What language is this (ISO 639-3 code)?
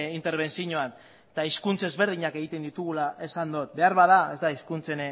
eus